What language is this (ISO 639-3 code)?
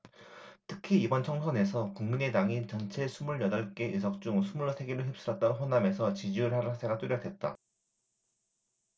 kor